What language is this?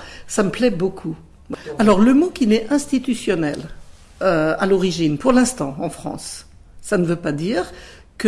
French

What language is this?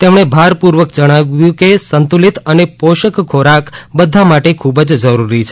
Gujarati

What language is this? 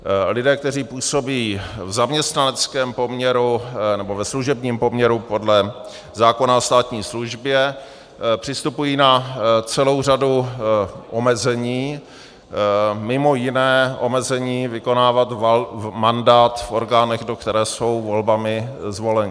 Czech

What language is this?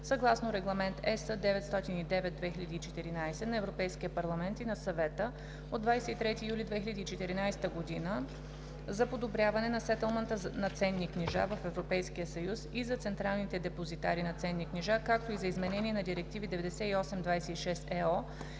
Bulgarian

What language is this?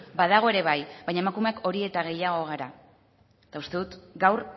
Basque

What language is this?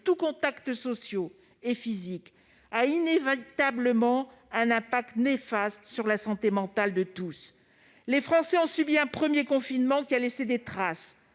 French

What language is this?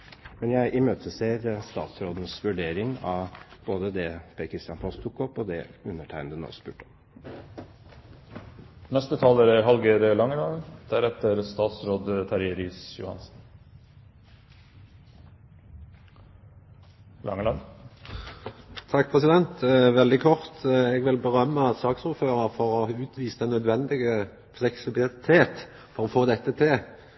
Norwegian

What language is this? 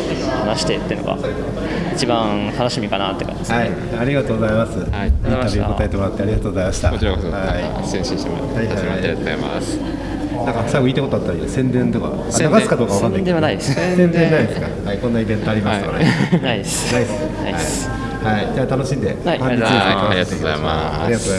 Japanese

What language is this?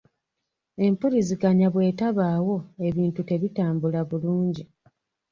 Ganda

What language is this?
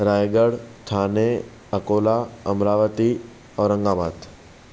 Sindhi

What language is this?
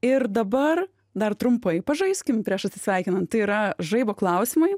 Lithuanian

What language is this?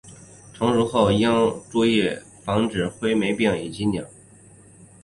Chinese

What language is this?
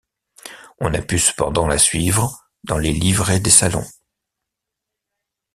French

